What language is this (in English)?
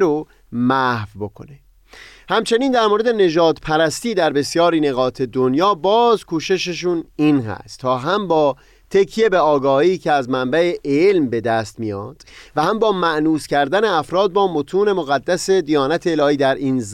Persian